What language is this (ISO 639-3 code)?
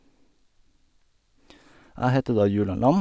nor